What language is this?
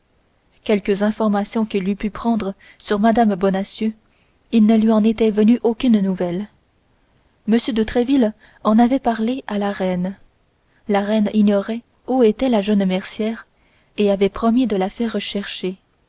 French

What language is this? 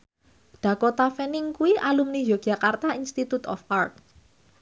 Javanese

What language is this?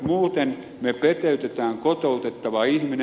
Finnish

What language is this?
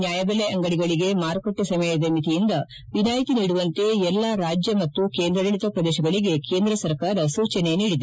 Kannada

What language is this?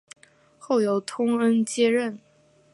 Chinese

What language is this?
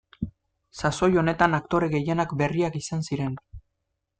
Basque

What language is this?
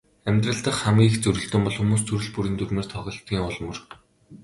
Mongolian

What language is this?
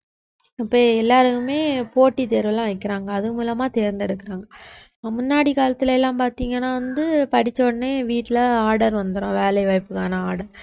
Tamil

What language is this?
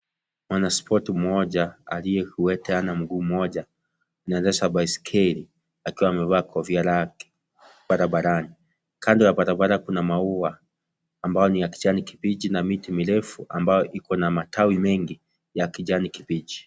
Swahili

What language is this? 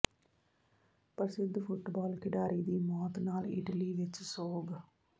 Punjabi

